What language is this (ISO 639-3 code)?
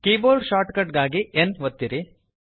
kan